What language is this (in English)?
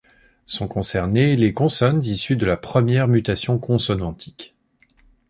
French